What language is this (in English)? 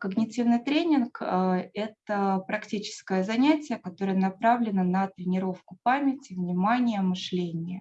Russian